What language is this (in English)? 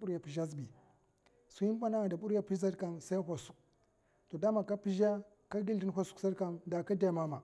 Mafa